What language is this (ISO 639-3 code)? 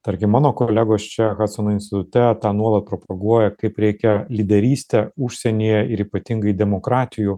lit